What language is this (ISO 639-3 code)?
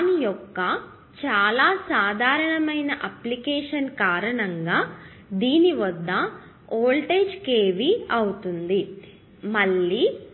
tel